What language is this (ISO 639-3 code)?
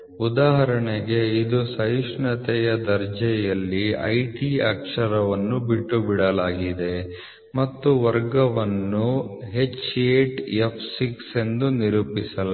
kan